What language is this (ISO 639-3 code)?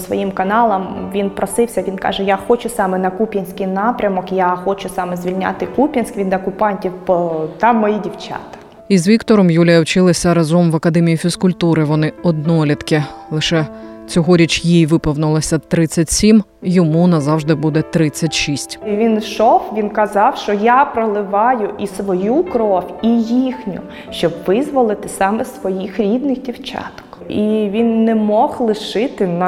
ukr